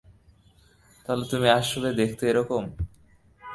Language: Bangla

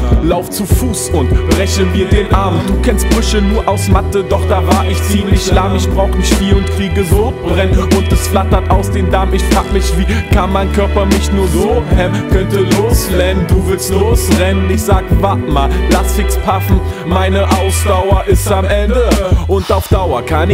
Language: German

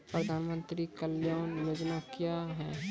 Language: Maithili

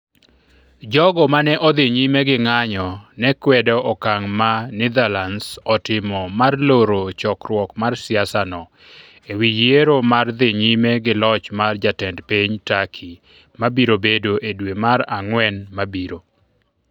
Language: Luo (Kenya and Tanzania)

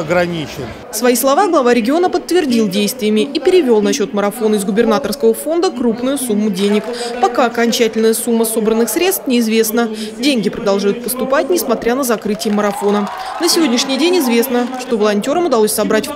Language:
Russian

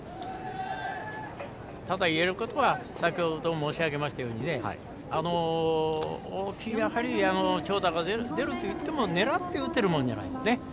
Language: Japanese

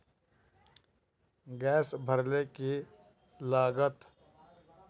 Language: Magahi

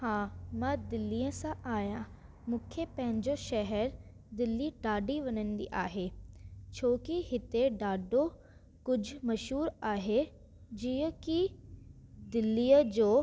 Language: Sindhi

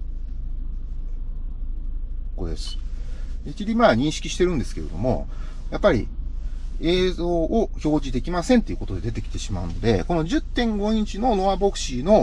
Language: Japanese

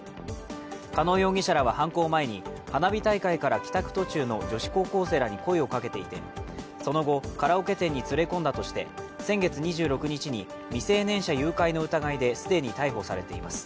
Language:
Japanese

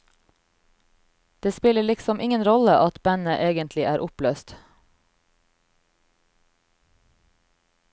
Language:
Norwegian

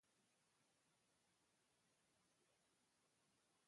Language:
Galician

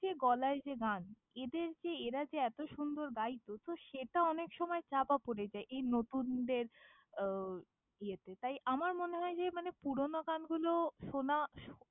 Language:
Bangla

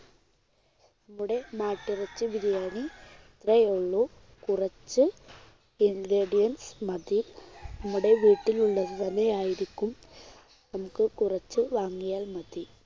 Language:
Malayalam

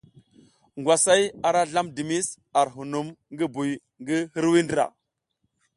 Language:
South Giziga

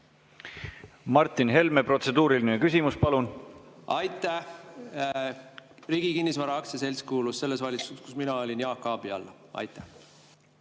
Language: Estonian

